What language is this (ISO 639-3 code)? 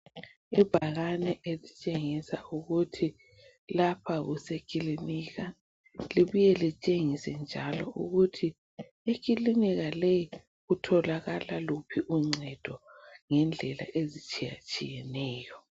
nde